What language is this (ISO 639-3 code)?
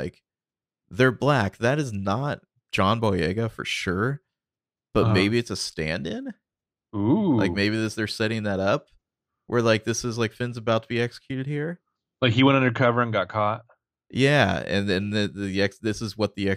eng